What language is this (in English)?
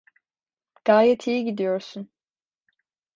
Turkish